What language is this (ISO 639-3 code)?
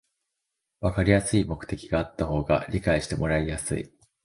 jpn